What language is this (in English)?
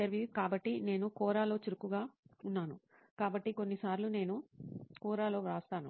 Telugu